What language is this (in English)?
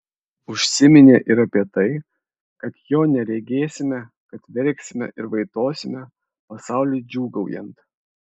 Lithuanian